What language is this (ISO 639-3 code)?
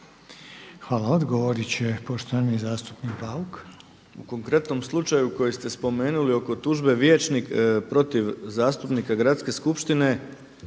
hrv